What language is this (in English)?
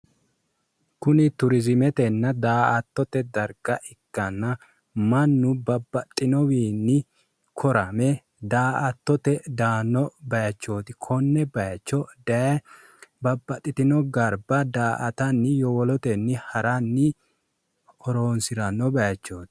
Sidamo